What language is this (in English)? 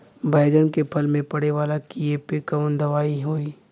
Bhojpuri